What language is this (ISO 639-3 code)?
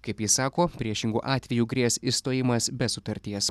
lit